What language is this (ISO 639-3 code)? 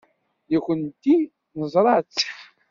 kab